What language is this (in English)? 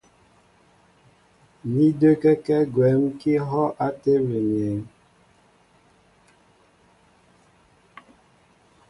Mbo (Cameroon)